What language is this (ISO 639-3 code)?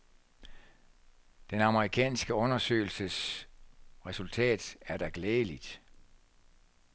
dan